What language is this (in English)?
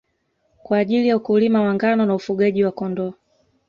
Swahili